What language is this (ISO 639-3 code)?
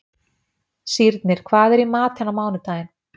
isl